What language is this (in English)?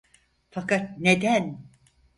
Turkish